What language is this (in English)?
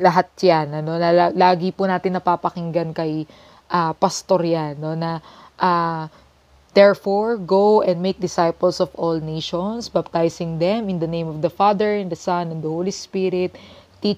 Filipino